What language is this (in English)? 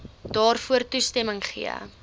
Afrikaans